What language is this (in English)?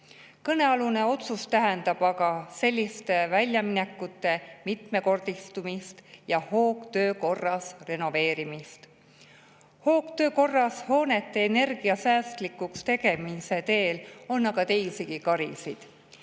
Estonian